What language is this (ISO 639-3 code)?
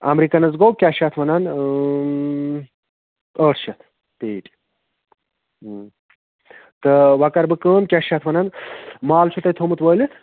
kas